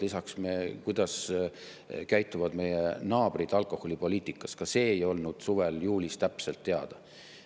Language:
Estonian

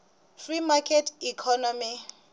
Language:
Tsonga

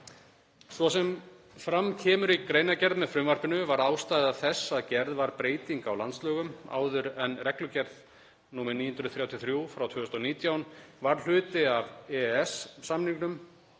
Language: Icelandic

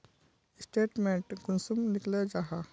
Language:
Magahi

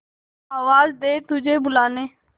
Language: Hindi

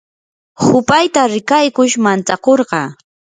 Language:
Yanahuanca Pasco Quechua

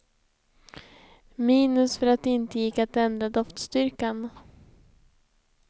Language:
Swedish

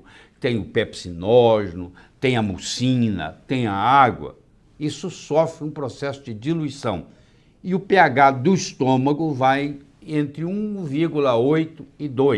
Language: Portuguese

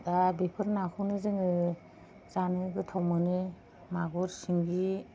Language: Bodo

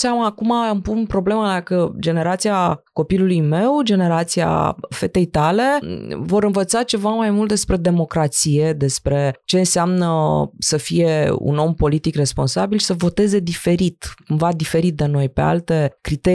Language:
Romanian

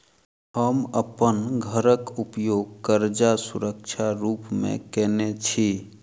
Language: Maithili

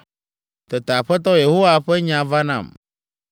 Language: Ewe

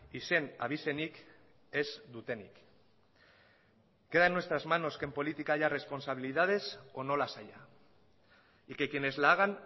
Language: Spanish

